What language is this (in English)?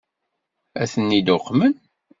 Kabyle